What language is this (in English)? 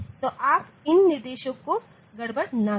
Hindi